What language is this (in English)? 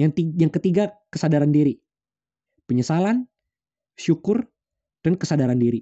Indonesian